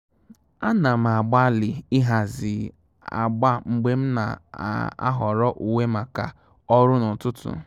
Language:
Igbo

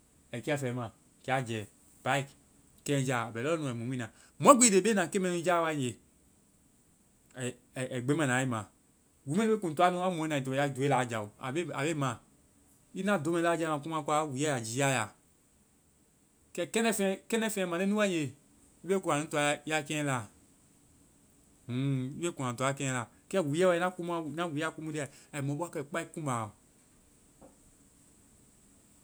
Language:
Vai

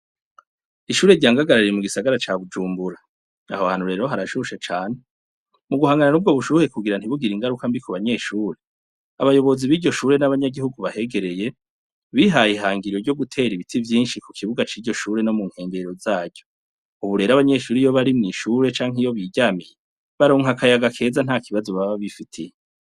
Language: Rundi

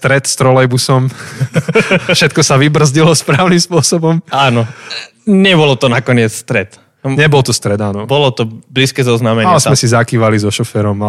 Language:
Slovak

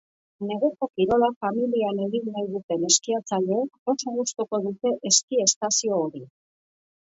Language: Basque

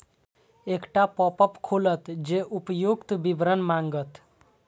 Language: Maithili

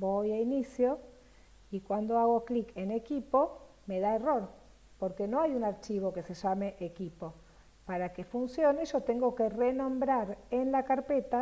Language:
Spanish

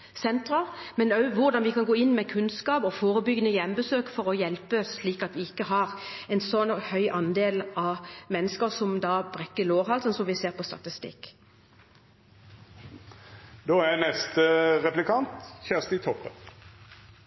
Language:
Norwegian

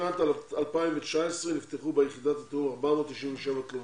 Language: Hebrew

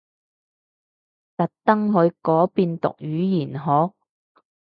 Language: Cantonese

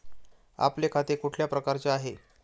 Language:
Marathi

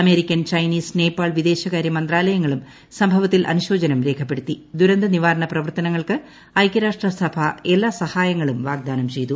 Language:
Malayalam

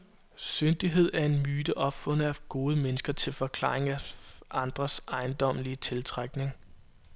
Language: Danish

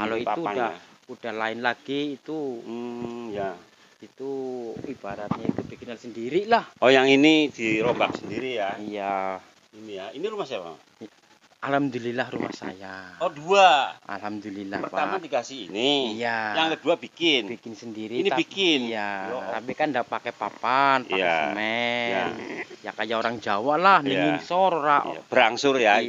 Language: Indonesian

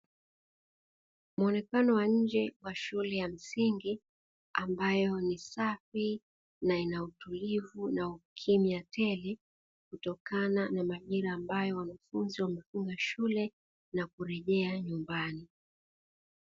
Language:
Swahili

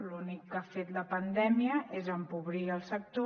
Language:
Catalan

